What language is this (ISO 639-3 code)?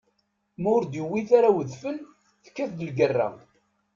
kab